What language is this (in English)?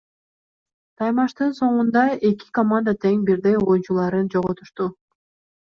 Kyrgyz